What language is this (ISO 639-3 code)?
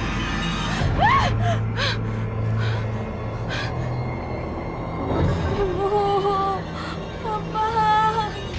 ind